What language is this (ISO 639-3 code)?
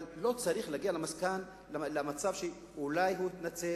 heb